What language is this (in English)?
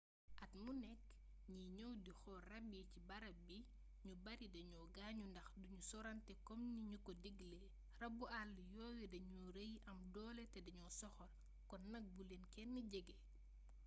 Wolof